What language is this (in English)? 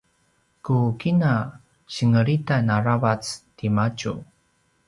Paiwan